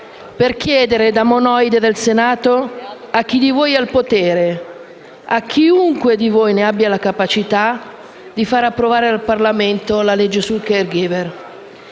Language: Italian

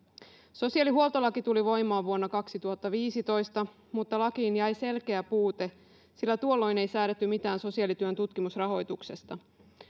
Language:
Finnish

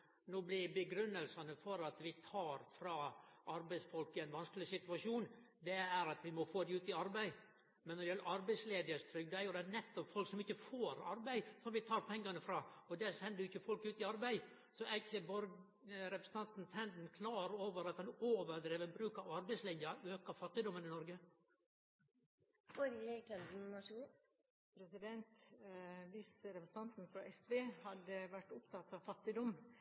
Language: Norwegian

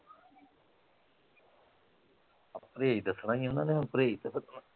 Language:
Punjabi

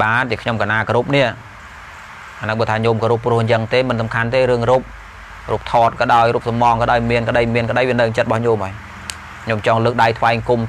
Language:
Vietnamese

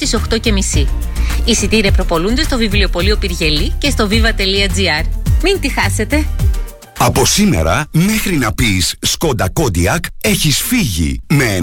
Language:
Greek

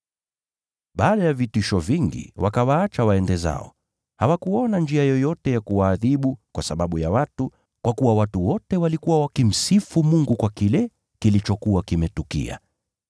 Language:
Swahili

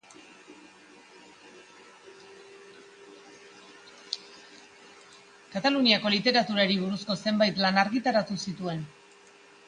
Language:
Basque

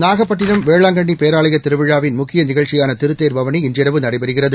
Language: Tamil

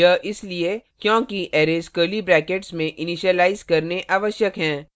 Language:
Hindi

